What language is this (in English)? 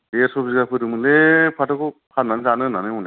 Bodo